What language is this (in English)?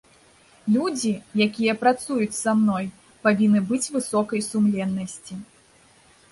Belarusian